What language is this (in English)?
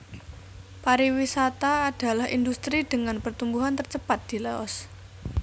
Javanese